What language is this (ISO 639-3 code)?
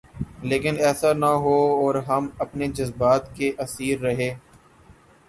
urd